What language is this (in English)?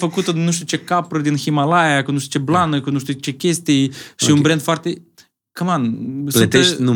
Romanian